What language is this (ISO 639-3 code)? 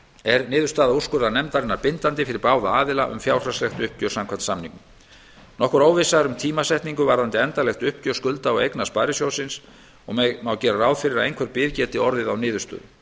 isl